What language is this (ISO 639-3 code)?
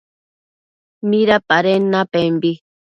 mcf